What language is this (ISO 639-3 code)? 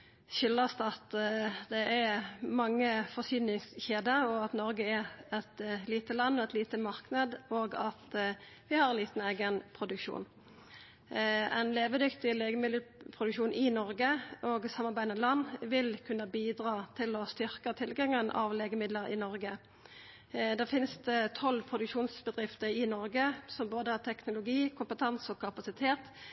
nno